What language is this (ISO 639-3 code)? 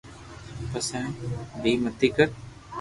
lrk